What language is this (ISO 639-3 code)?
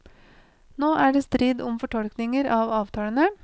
nor